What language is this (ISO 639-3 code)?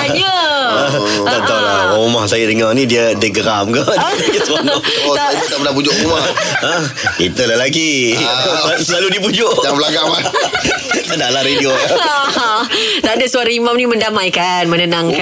msa